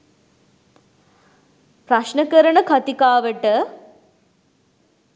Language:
Sinhala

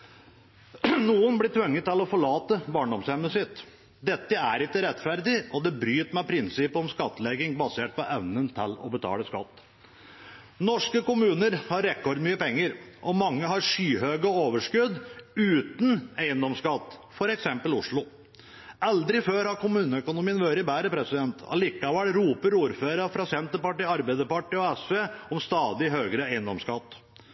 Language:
Norwegian Bokmål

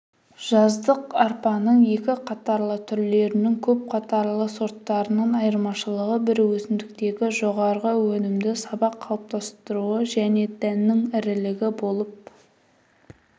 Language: Kazakh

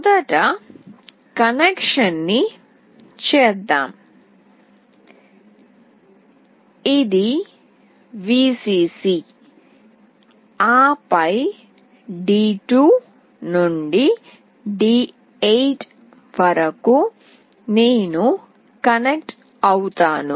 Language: Telugu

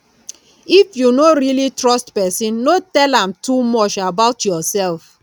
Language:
Nigerian Pidgin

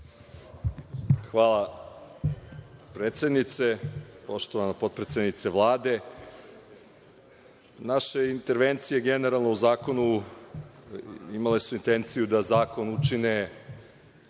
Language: Serbian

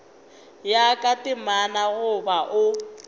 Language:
Northern Sotho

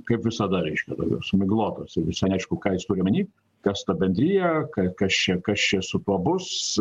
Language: Lithuanian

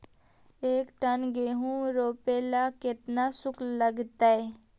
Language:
Magahi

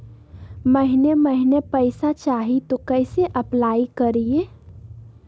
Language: Magahi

